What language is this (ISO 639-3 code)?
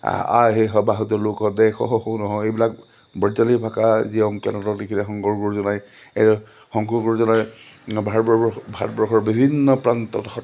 asm